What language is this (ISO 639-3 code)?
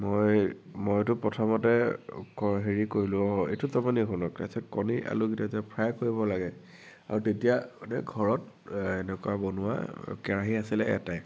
asm